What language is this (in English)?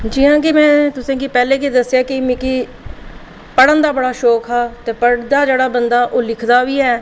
Dogri